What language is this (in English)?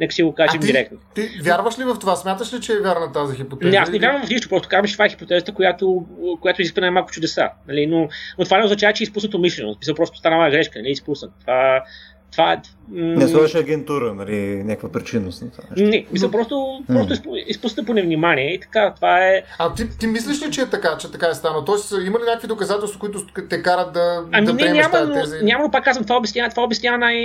Bulgarian